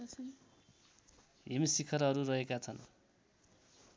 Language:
Nepali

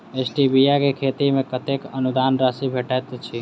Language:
Maithili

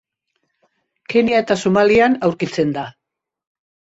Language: Basque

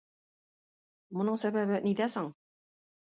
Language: Tatar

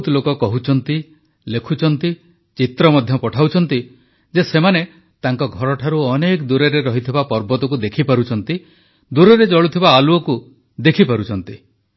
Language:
Odia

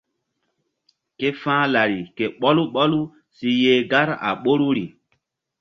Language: Mbum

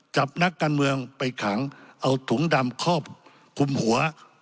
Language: Thai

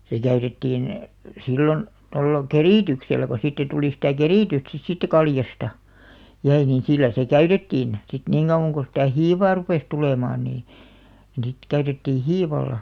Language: Finnish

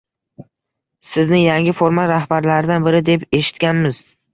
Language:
Uzbek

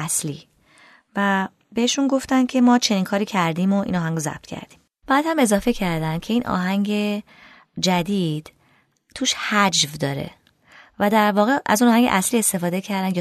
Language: Persian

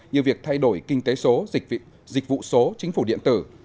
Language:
Vietnamese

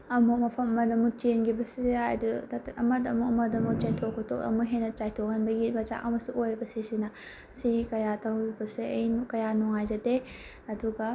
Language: Manipuri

